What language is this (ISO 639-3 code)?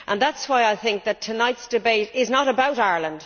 eng